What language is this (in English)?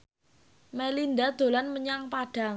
Javanese